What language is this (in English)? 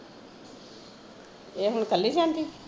Punjabi